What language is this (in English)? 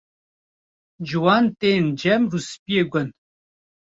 Kurdish